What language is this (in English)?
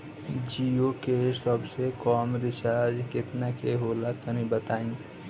Bhojpuri